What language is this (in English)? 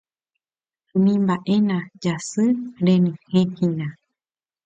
Guarani